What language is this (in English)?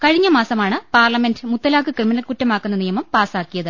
Malayalam